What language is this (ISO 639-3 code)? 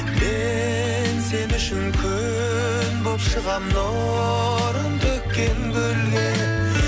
kaz